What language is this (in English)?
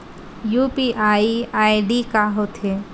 Chhattisgarhi